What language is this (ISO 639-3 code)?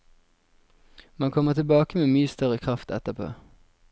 nor